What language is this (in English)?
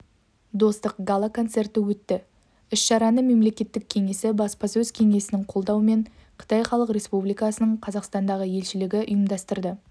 Kazakh